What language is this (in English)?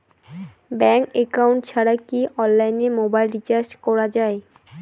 Bangla